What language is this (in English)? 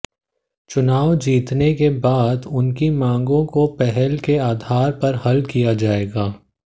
Hindi